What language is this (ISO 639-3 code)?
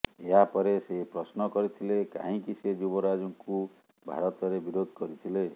ori